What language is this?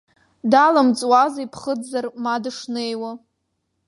Abkhazian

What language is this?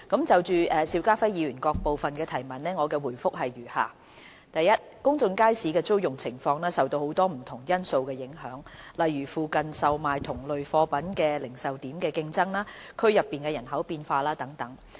Cantonese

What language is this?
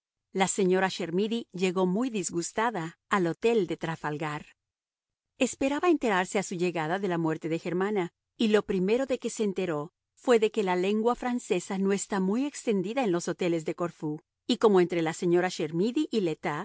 Spanish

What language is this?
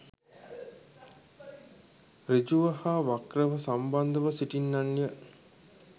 Sinhala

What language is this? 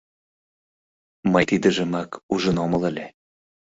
Mari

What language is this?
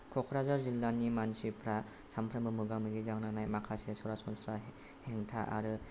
Bodo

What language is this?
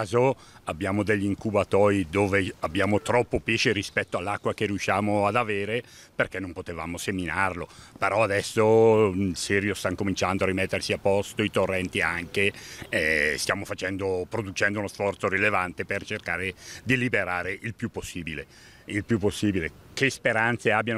Italian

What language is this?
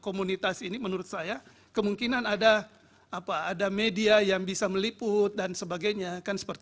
Indonesian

